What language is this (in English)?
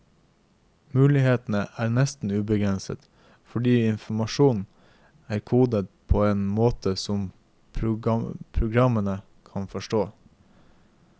Norwegian